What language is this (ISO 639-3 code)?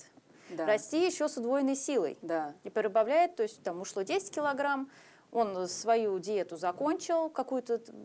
rus